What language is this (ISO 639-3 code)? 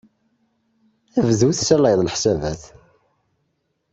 kab